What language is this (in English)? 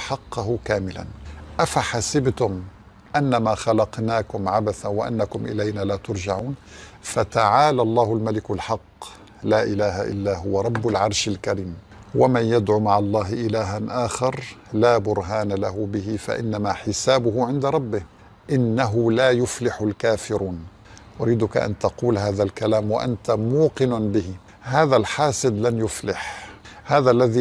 Arabic